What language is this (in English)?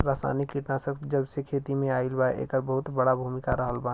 Bhojpuri